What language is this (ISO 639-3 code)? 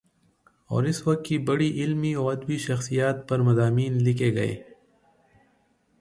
urd